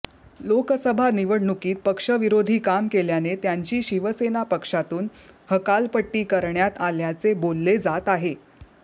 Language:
Marathi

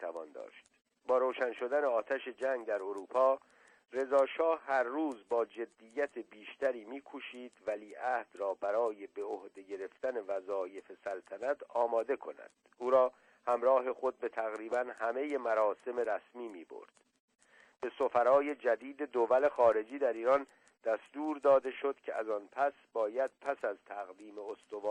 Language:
Persian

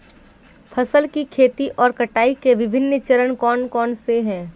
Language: Hindi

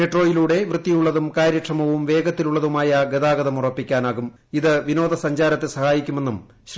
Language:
Malayalam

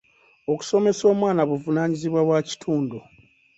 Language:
Ganda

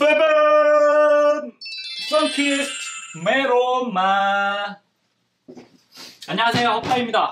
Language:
Korean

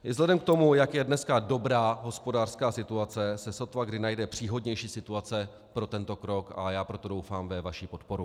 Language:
Czech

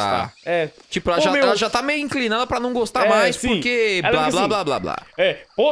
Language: Portuguese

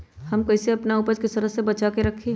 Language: Magahi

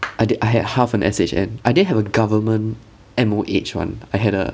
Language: English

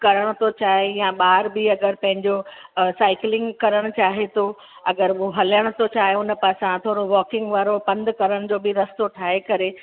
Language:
Sindhi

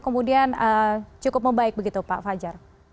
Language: Indonesian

